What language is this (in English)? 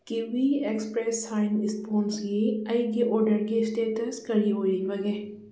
Manipuri